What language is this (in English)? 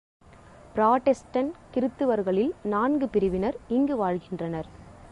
Tamil